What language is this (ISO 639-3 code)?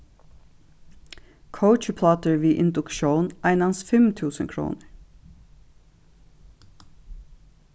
fao